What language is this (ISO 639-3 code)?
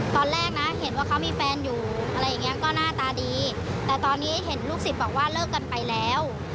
tha